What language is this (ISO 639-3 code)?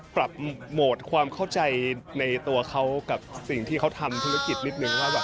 tha